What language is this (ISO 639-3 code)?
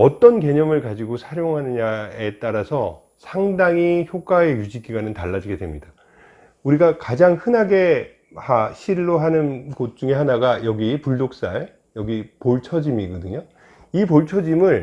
kor